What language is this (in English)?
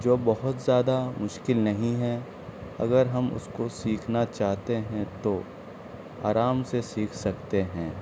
Urdu